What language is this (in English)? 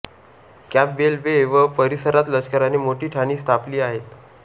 Marathi